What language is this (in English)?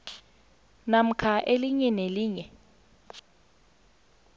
South Ndebele